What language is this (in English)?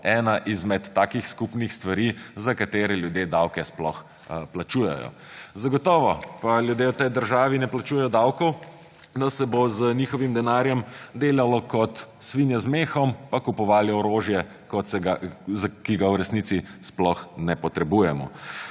Slovenian